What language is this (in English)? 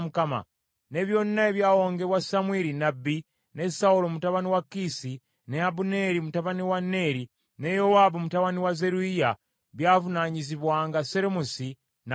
Ganda